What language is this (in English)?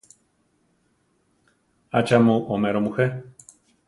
Central Tarahumara